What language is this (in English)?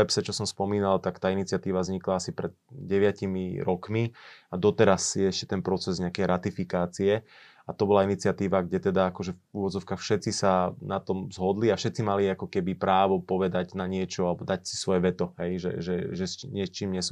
Slovak